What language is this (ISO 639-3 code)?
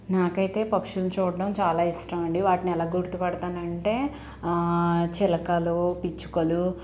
tel